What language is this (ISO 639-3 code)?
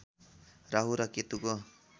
nep